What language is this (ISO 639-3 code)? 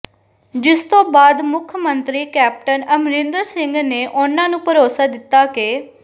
pan